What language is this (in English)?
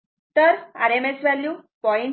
Marathi